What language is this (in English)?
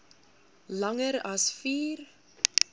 Afrikaans